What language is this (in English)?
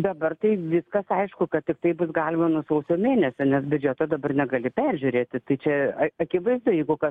Lithuanian